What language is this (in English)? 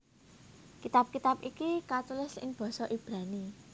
Javanese